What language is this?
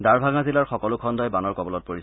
Assamese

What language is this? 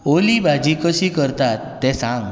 Konkani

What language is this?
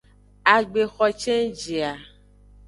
Aja (Benin)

